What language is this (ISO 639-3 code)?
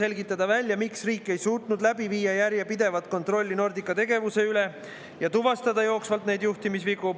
est